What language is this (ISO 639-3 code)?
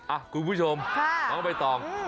tha